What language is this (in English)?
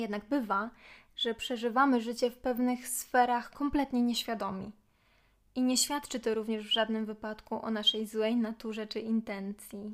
Polish